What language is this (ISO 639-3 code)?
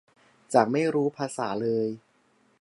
tha